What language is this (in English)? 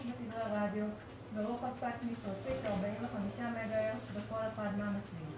Hebrew